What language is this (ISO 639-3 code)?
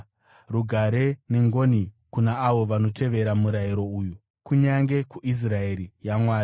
sna